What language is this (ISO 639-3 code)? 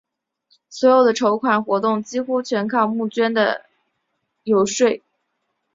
zho